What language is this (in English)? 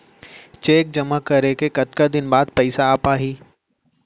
Chhattisgarhi